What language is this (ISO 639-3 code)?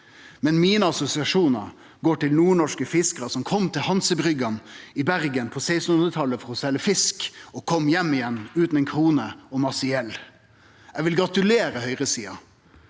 nor